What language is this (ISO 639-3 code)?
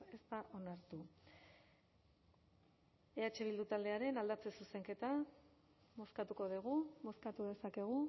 eus